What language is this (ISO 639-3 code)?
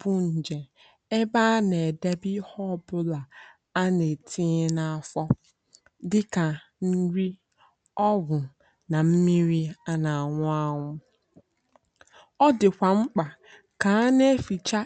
ibo